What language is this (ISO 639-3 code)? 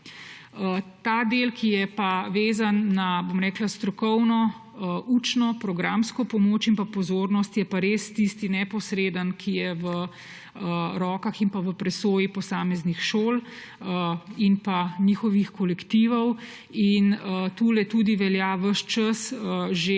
slv